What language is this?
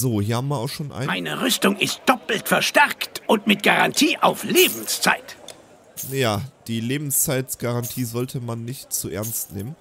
German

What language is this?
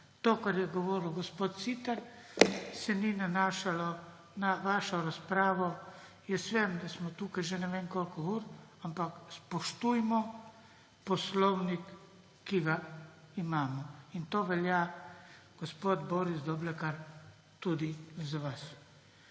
Slovenian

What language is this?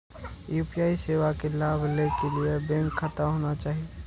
Maithili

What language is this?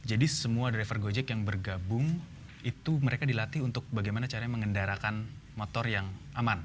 Indonesian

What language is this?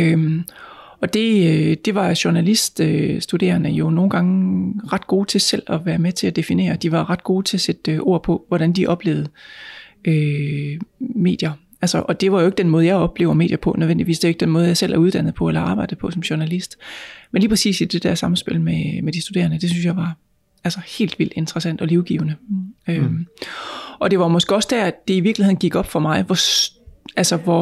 Danish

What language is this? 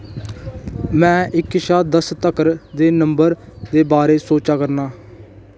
Dogri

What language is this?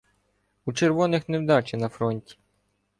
Ukrainian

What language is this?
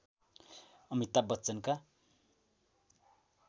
Nepali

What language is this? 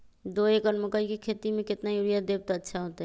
Magahi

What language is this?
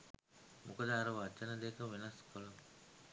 Sinhala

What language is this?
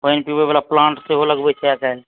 Maithili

